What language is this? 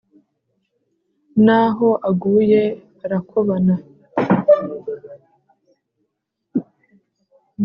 Kinyarwanda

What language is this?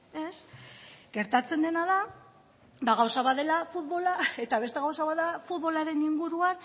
Basque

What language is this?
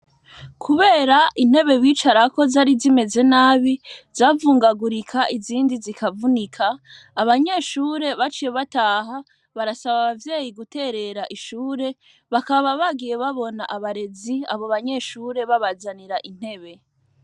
Rundi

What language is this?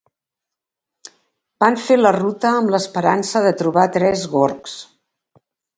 Catalan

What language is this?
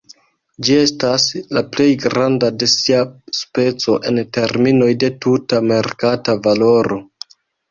Esperanto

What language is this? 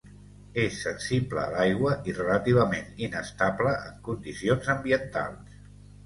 Catalan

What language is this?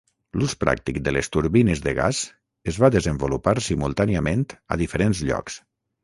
Catalan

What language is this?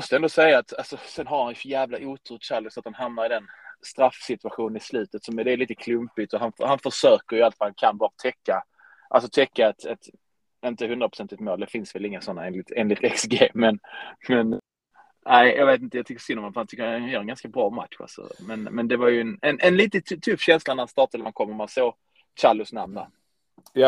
Swedish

